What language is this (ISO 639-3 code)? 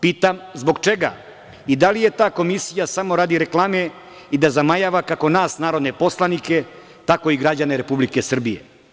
srp